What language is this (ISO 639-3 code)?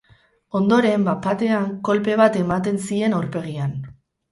eus